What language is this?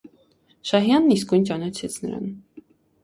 Armenian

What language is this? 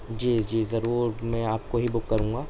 Urdu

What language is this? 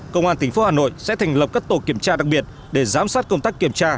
Vietnamese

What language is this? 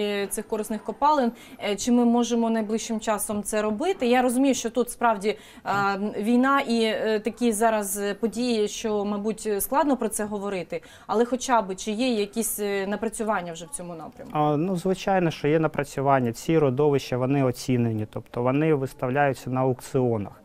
Ukrainian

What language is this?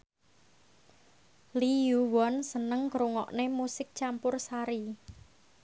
Javanese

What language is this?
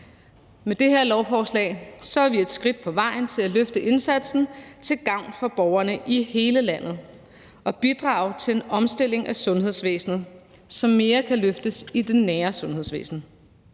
Danish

